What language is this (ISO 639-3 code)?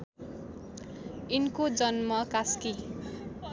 nep